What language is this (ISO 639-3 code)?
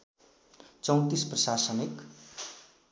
nep